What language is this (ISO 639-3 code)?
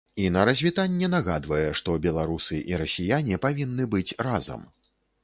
bel